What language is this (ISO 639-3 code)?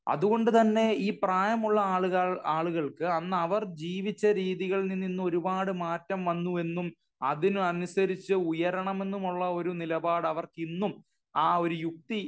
mal